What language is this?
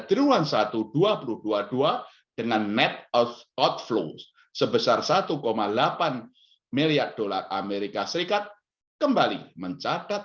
Indonesian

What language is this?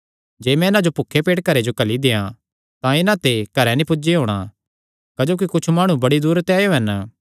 Kangri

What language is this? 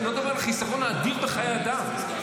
Hebrew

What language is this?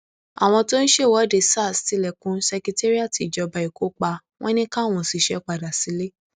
Yoruba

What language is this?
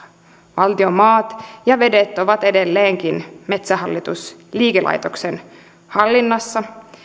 Finnish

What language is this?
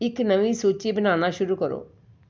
Punjabi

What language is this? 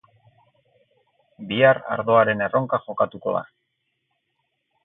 Basque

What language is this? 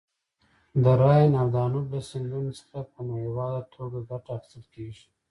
Pashto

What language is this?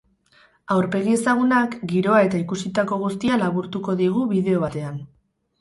Basque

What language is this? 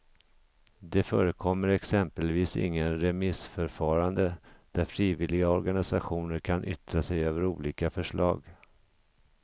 Swedish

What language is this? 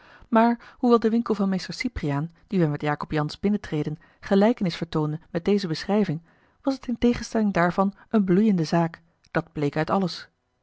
Dutch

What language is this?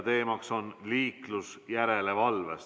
Estonian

